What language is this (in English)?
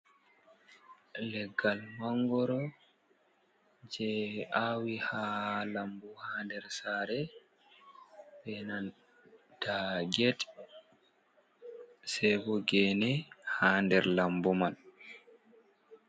Fula